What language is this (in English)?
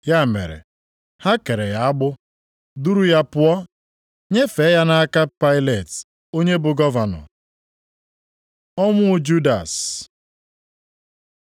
Igbo